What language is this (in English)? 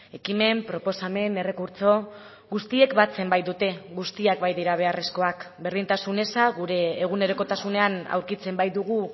Basque